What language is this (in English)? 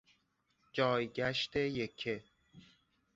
Persian